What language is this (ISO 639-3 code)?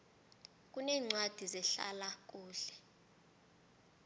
nbl